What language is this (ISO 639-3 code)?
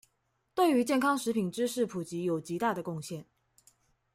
zho